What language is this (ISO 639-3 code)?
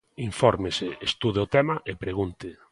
glg